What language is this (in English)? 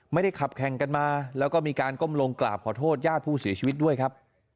Thai